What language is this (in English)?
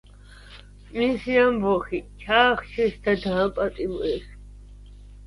Georgian